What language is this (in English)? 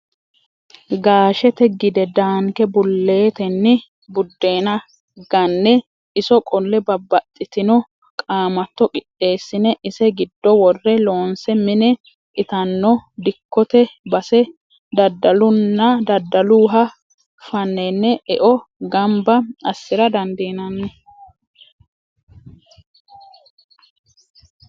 Sidamo